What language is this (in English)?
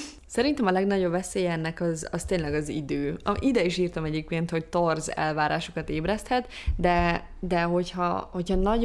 Hungarian